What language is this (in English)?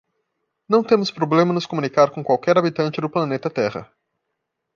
Portuguese